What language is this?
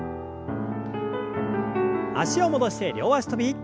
Japanese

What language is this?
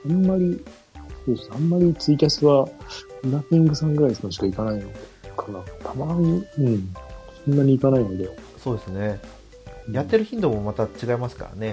Japanese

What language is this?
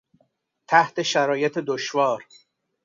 Persian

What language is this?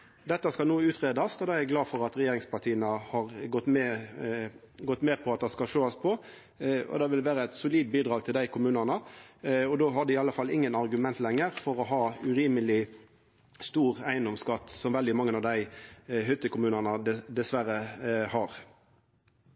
Norwegian Nynorsk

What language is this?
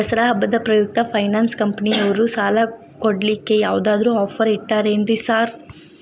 Kannada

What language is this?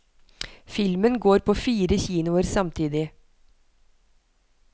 Norwegian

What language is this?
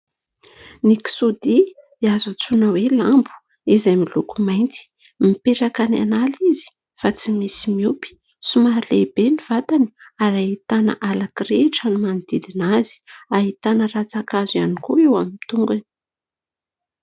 Malagasy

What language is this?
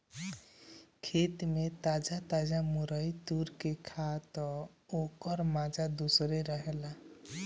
Bhojpuri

